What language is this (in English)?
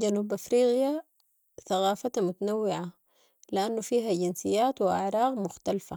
Sudanese Arabic